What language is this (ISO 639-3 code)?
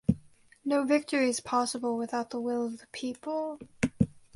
eng